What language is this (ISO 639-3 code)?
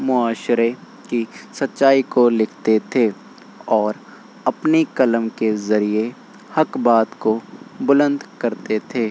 urd